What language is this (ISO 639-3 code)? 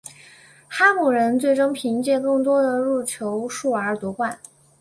zho